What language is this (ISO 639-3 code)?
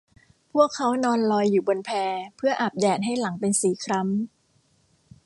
tha